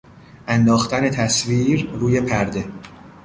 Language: Persian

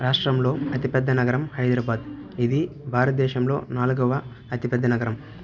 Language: Telugu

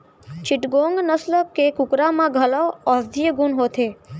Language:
Chhattisgarhi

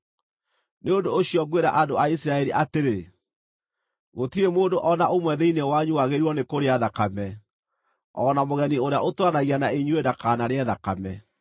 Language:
Kikuyu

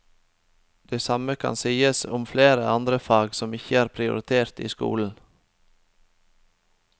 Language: Norwegian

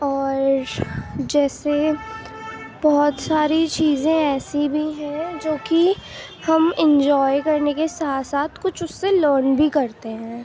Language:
Urdu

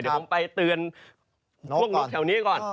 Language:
Thai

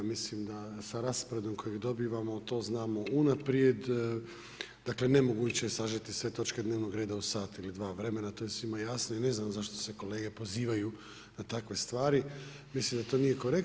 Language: Croatian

